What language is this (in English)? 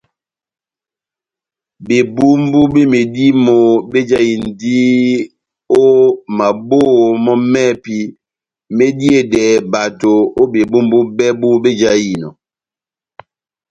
Batanga